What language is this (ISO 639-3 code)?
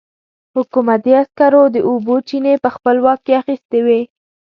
pus